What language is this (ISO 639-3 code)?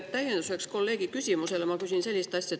est